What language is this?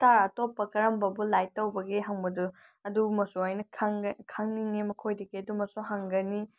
Manipuri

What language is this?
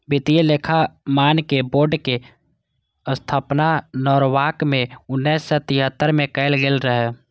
Maithili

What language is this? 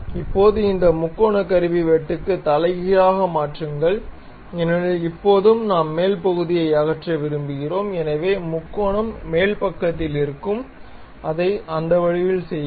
Tamil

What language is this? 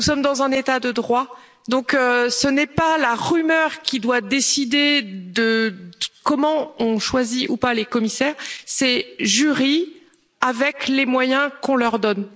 French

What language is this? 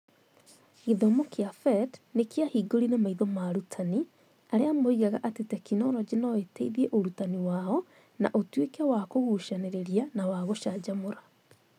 Kikuyu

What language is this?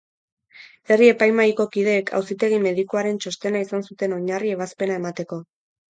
Basque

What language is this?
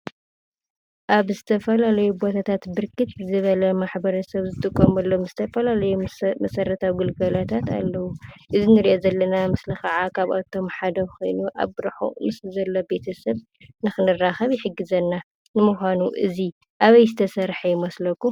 Tigrinya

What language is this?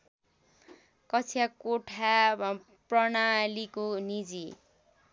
Nepali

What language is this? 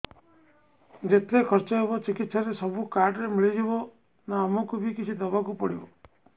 Odia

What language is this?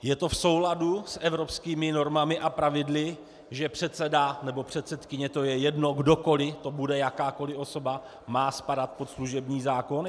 Czech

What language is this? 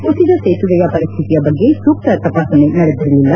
Kannada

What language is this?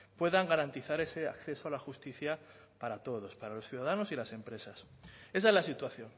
Spanish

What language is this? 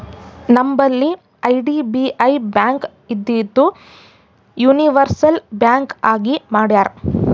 Kannada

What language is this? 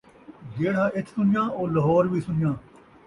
Saraiki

